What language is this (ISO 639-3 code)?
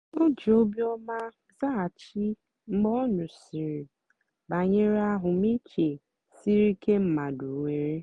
ibo